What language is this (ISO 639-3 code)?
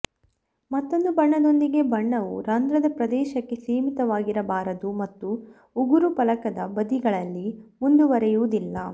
kan